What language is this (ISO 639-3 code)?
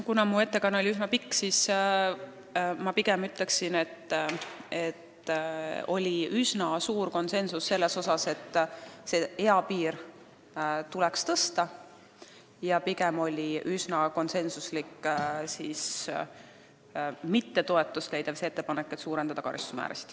est